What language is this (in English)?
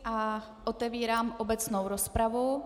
Czech